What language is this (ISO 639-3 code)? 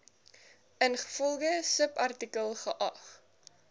afr